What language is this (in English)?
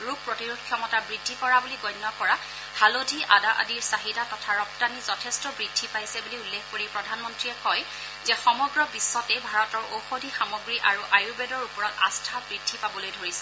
Assamese